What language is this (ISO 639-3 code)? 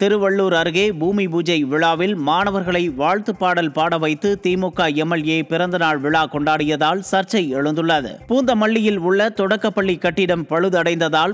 ara